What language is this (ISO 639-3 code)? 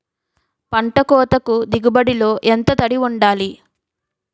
tel